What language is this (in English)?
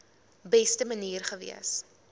Afrikaans